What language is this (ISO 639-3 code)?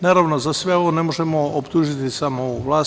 srp